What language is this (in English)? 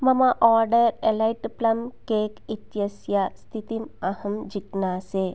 Sanskrit